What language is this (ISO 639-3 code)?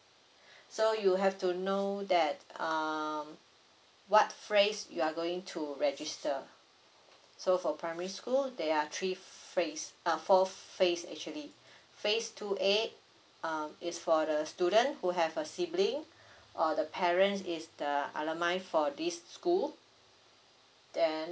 eng